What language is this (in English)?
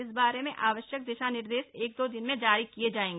Hindi